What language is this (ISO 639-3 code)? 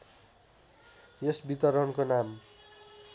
nep